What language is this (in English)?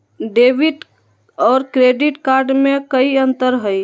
Magahi